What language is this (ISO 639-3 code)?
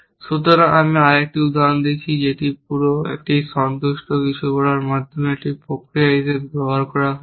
ben